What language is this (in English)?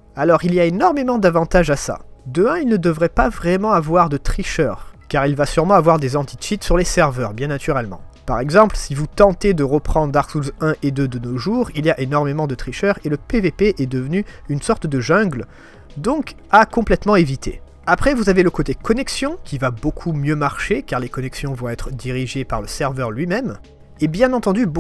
French